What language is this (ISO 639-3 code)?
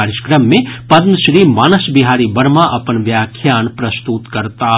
mai